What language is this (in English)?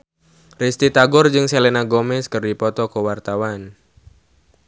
Sundanese